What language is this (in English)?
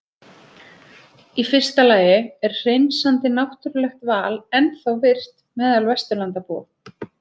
Icelandic